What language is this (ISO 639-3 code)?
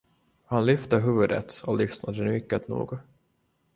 swe